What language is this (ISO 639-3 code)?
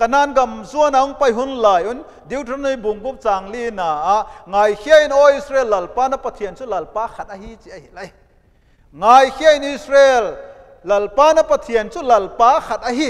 nld